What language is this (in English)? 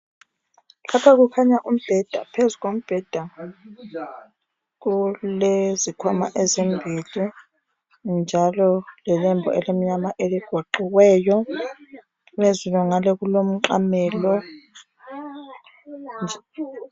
North Ndebele